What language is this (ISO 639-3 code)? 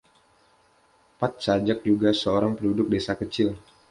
ind